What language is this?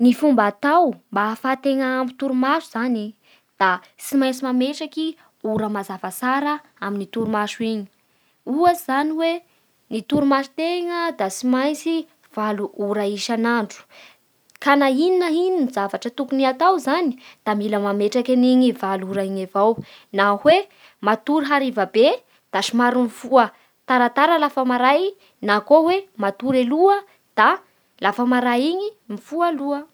Bara Malagasy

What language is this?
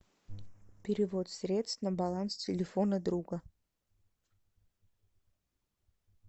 Russian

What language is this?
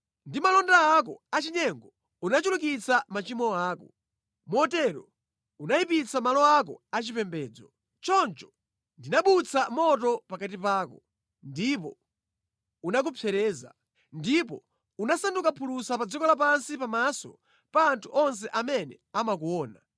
Nyanja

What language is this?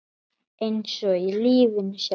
Icelandic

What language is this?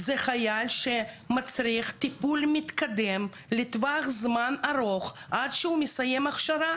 Hebrew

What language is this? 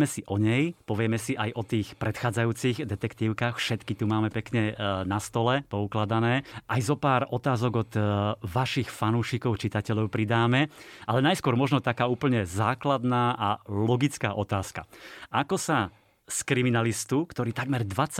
Slovak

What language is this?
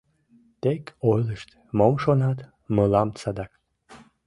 Mari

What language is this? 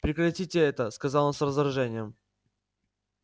Russian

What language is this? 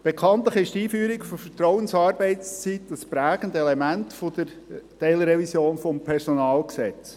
Swiss German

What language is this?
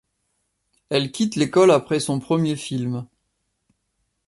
French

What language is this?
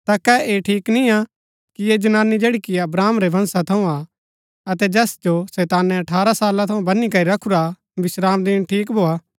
Gaddi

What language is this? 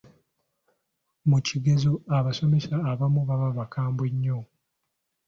Ganda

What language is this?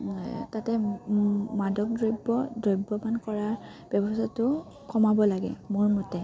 Assamese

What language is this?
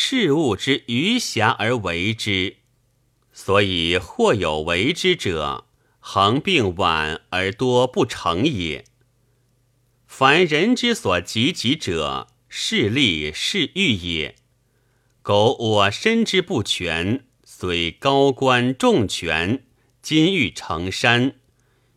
Chinese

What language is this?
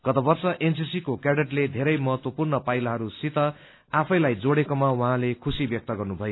Nepali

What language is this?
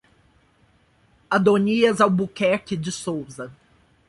Portuguese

